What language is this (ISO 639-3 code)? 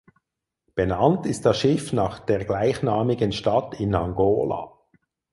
deu